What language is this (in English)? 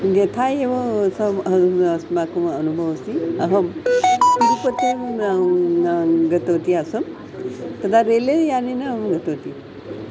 Sanskrit